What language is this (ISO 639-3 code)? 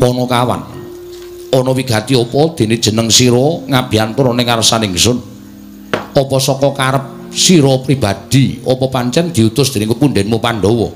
ind